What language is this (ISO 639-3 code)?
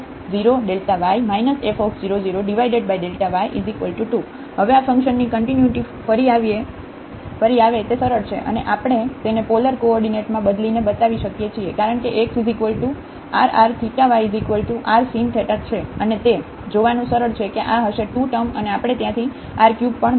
guj